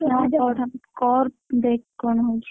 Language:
Odia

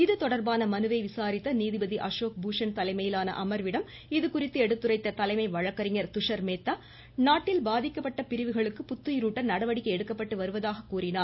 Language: Tamil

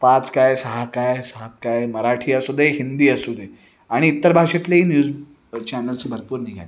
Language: Marathi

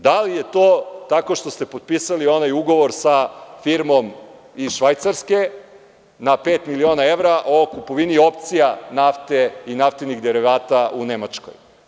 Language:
Serbian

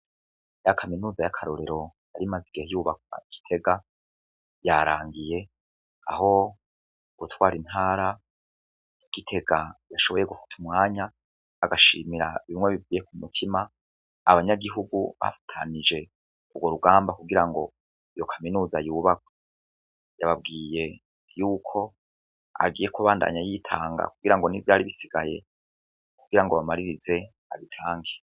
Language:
Rundi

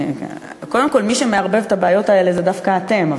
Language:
Hebrew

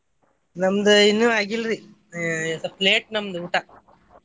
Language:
Kannada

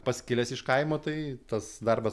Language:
Lithuanian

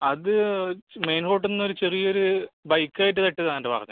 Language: Malayalam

